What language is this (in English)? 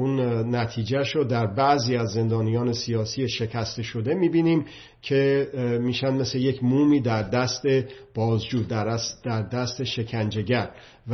Persian